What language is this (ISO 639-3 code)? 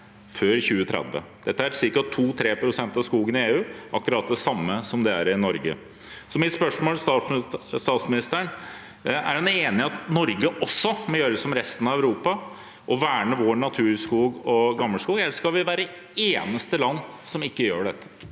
nor